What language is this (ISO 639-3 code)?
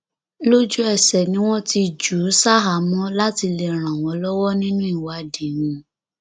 yor